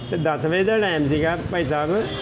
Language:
Punjabi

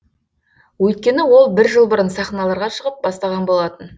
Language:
Kazakh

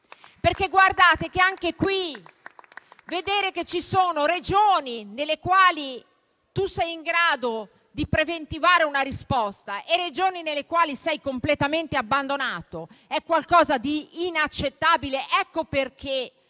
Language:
Italian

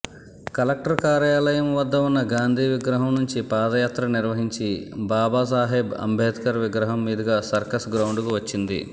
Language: Telugu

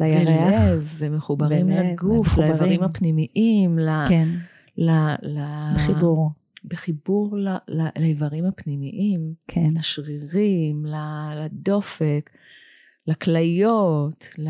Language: Hebrew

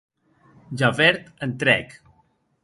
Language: Occitan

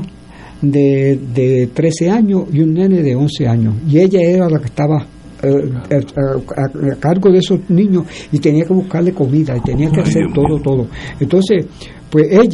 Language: Spanish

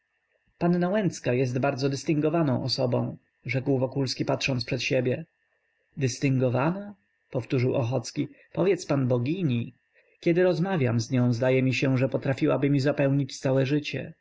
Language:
Polish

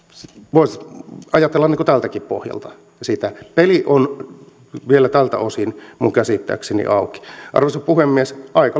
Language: Finnish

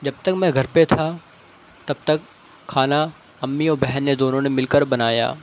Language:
Urdu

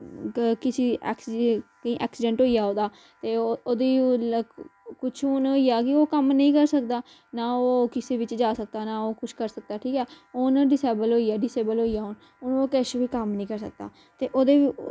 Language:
Dogri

